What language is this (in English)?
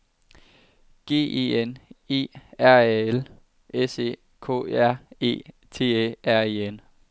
Danish